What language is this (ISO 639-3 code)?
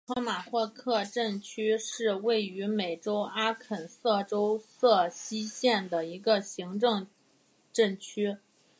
zho